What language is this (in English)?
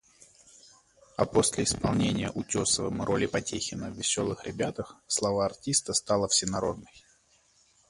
Russian